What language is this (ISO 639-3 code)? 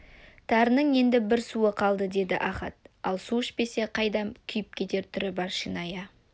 kaz